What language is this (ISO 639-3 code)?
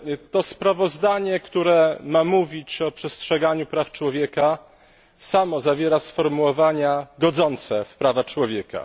pol